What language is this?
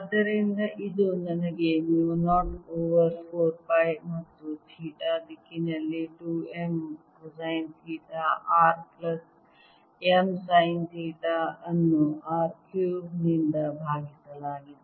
Kannada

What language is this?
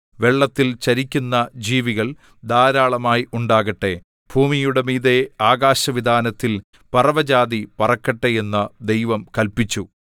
Malayalam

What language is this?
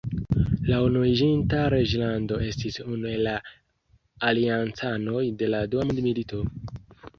Esperanto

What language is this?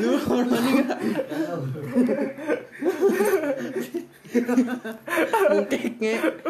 Indonesian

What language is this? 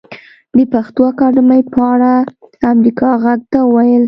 Pashto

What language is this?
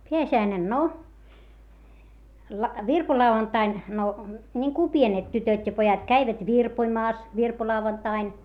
Finnish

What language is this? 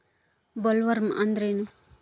Kannada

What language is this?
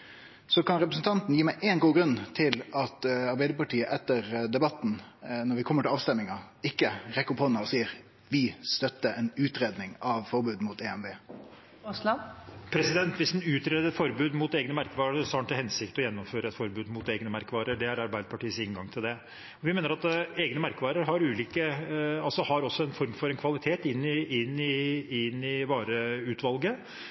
Norwegian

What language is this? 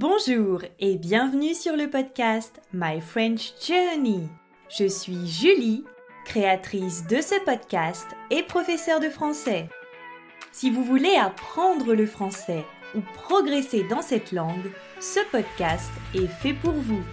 French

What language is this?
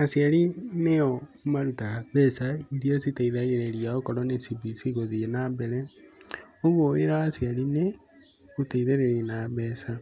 Kikuyu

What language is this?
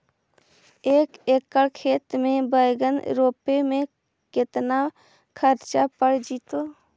Magahi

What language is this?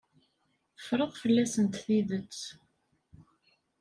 Kabyle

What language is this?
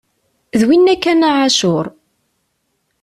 Kabyle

